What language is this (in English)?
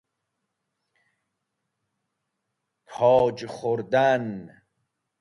Persian